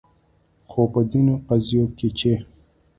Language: Pashto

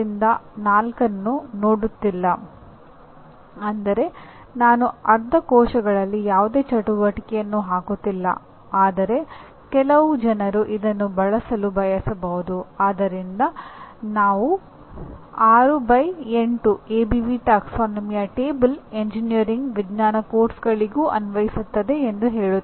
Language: Kannada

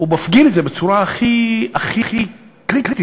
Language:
Hebrew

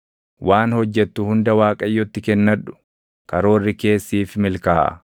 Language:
Oromo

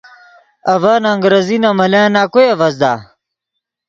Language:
Yidgha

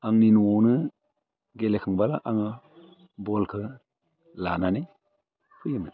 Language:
Bodo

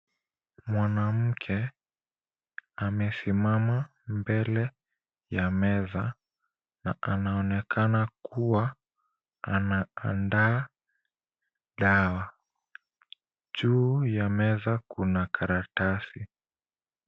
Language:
Swahili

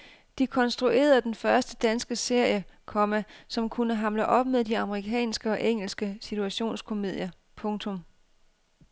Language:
Danish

